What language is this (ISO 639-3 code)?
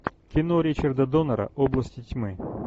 rus